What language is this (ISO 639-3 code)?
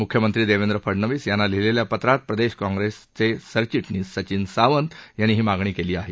mar